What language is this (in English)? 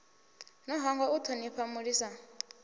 Venda